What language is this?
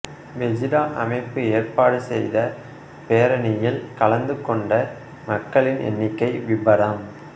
Tamil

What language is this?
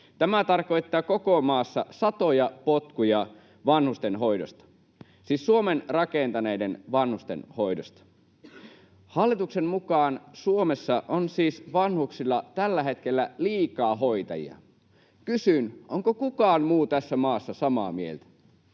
Finnish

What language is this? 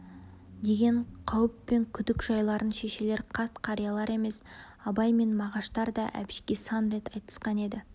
Kazakh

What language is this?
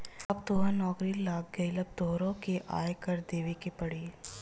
Bhojpuri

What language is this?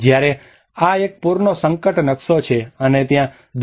Gujarati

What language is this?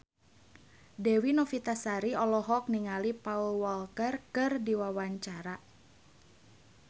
Sundanese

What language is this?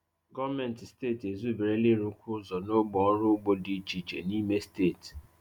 Igbo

